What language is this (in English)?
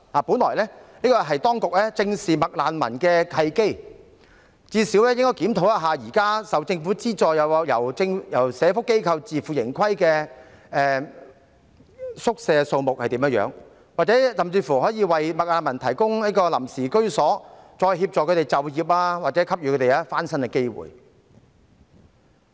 Cantonese